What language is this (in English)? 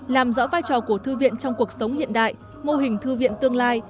Vietnamese